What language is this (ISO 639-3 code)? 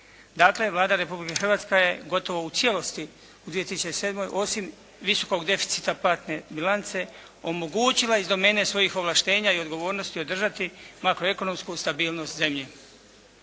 hrv